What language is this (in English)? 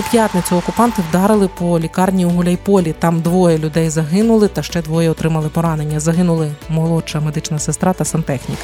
Ukrainian